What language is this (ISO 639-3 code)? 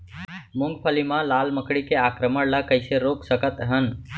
hne